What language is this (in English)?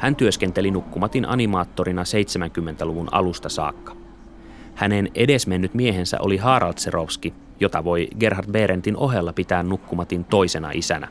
Finnish